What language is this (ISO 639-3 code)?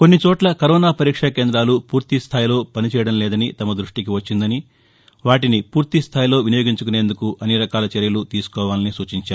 tel